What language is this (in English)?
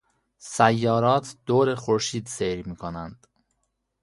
Persian